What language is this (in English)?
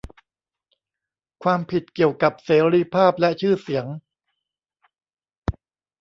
Thai